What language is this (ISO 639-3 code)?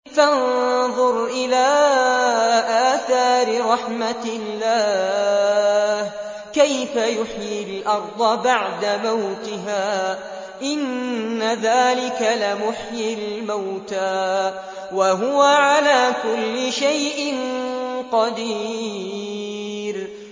ara